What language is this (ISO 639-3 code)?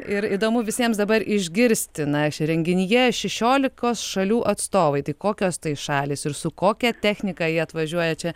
lit